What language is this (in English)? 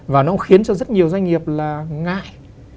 Vietnamese